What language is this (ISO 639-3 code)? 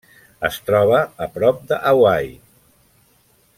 cat